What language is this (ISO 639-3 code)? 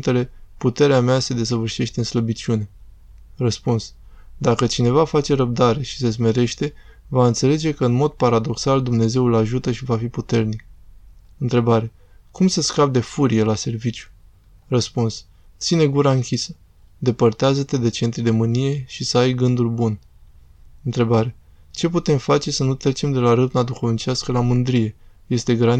ron